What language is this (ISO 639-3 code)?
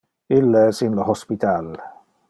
ina